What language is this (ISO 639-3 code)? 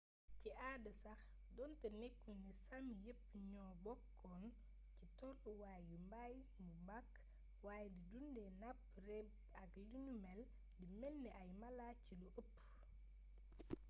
wol